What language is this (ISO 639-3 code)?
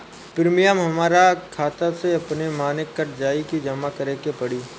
bho